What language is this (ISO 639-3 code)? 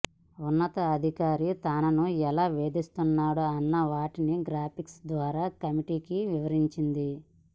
tel